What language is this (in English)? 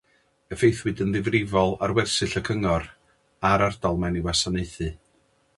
Welsh